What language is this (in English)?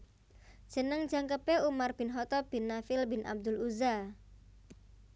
Javanese